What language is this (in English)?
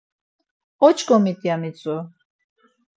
Laz